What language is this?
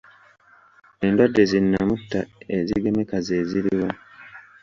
Ganda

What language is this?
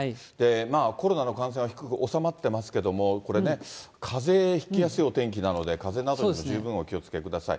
Japanese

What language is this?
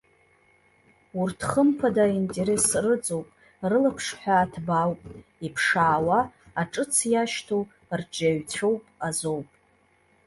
Abkhazian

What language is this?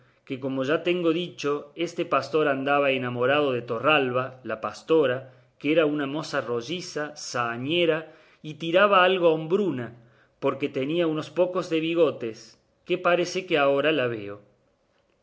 Spanish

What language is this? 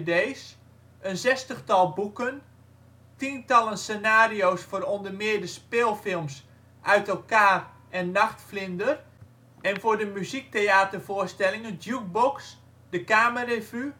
Dutch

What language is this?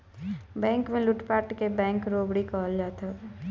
Bhojpuri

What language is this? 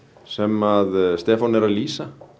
Icelandic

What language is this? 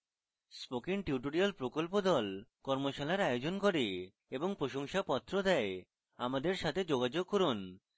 Bangla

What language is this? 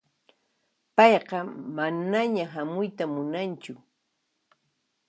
Puno Quechua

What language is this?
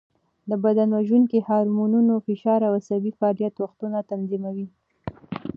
Pashto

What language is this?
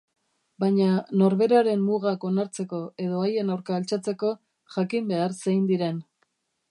Basque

